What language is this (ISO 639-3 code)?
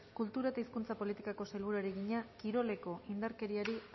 eus